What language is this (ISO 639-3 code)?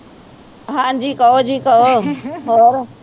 pan